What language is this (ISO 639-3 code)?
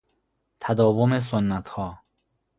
fas